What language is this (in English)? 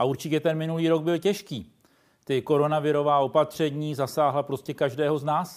Czech